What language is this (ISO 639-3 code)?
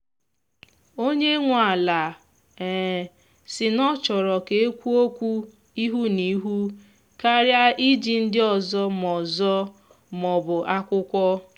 ibo